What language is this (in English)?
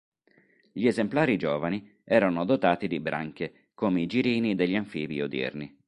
Italian